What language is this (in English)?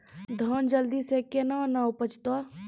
Maithili